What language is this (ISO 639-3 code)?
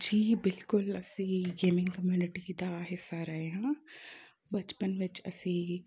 pan